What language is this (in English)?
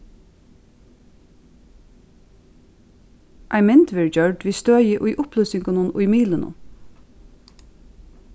Faroese